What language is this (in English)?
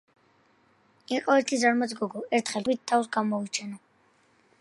Georgian